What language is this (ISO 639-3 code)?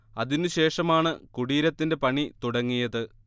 mal